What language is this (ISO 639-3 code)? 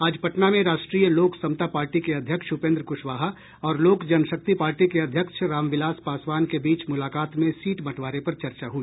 hin